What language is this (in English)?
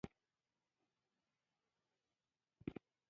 Pashto